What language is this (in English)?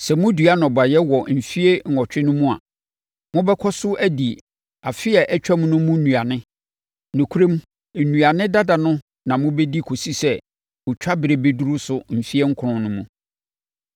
Akan